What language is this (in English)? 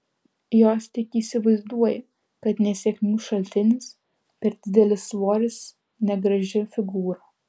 Lithuanian